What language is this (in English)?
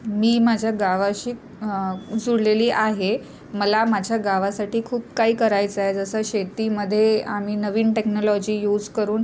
Marathi